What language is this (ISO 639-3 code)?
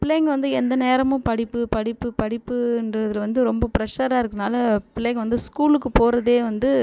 tam